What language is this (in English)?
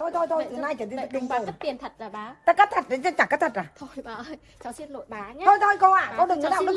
Vietnamese